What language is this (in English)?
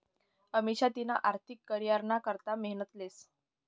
Marathi